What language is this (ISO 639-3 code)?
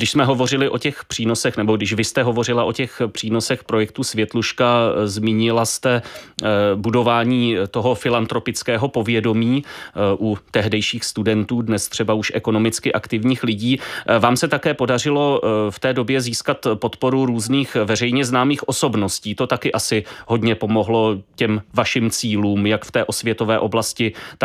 ces